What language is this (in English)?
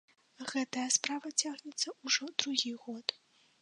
Belarusian